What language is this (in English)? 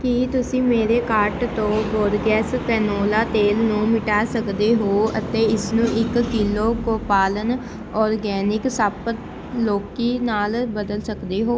Punjabi